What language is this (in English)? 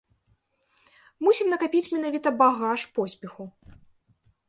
Belarusian